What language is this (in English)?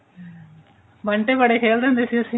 Punjabi